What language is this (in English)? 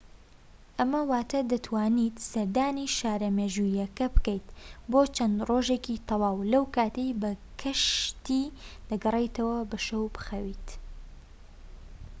Central Kurdish